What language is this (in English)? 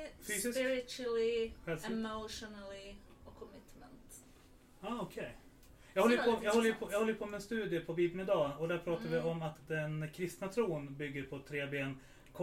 Swedish